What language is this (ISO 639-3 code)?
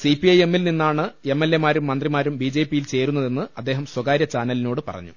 mal